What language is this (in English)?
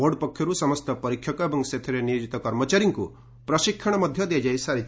Odia